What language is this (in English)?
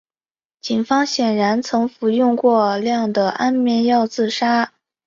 Chinese